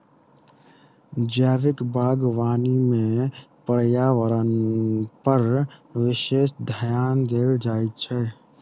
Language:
Maithili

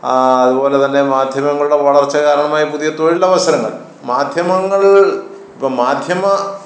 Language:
Malayalam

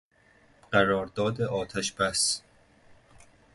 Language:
Persian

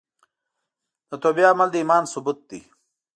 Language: Pashto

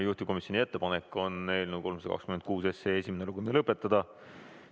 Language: Estonian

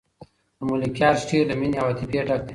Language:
Pashto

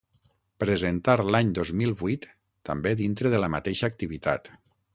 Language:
Catalan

